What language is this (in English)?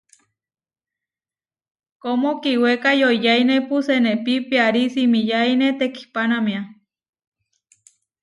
Huarijio